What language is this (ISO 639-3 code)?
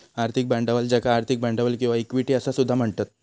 mar